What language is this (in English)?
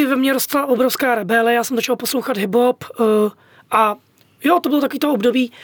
Czech